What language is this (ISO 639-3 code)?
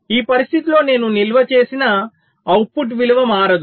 tel